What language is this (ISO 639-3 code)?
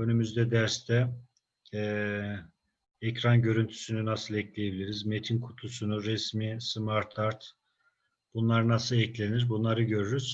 tur